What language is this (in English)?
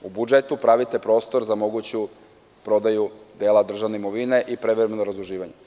Serbian